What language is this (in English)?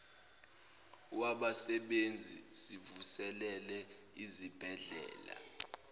Zulu